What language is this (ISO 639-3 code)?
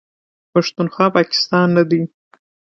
pus